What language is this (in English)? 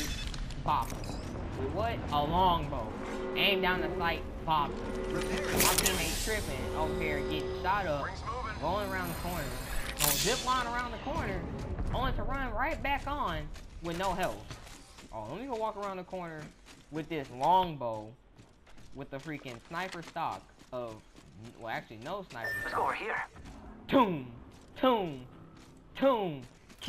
English